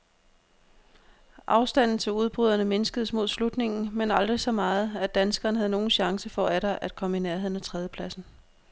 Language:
Danish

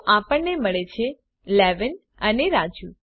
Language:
Gujarati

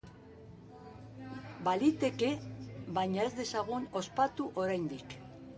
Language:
Basque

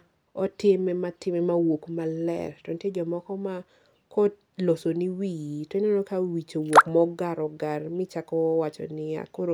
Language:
Luo (Kenya and Tanzania)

